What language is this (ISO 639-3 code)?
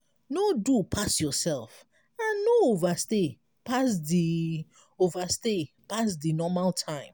pcm